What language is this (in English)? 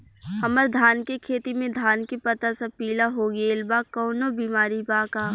Bhojpuri